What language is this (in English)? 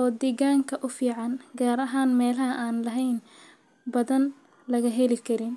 Somali